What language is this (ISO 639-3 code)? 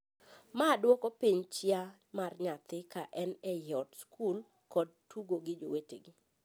luo